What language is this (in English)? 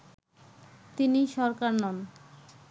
Bangla